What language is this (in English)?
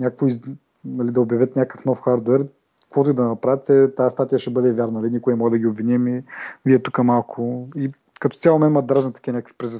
Bulgarian